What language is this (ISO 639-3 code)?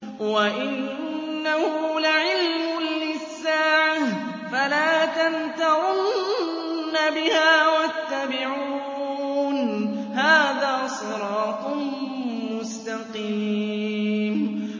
ara